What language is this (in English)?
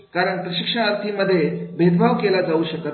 Marathi